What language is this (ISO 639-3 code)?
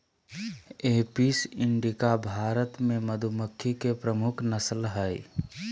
mag